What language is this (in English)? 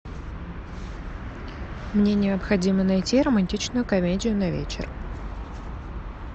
Russian